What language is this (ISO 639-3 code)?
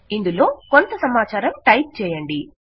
tel